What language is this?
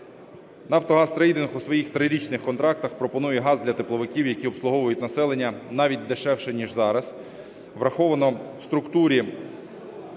Ukrainian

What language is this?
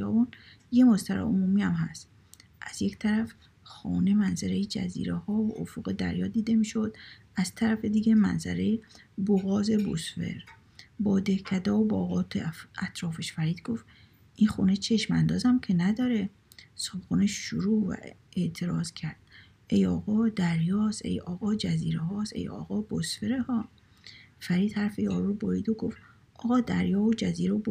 Persian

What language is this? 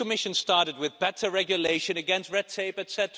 English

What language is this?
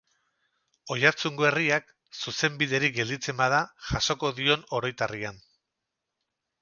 Basque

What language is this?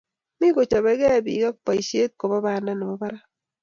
Kalenjin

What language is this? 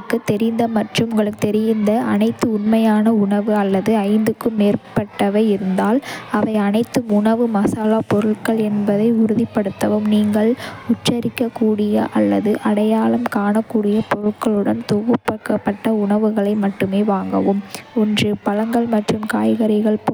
Kota (India)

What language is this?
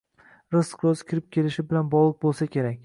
Uzbek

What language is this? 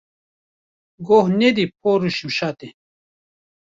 Kurdish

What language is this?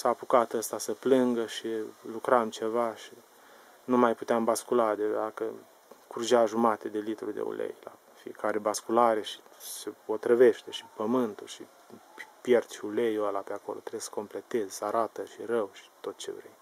Romanian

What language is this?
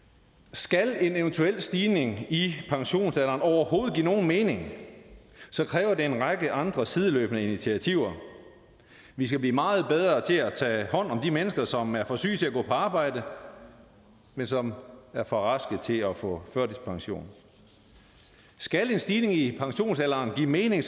Danish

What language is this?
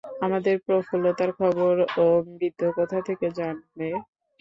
Bangla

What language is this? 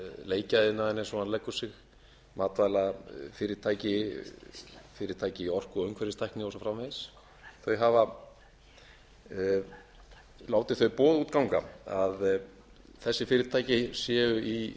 Icelandic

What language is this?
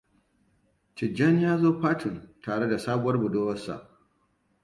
Hausa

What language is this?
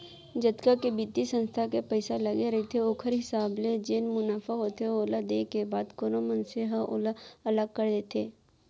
Chhattisgarhi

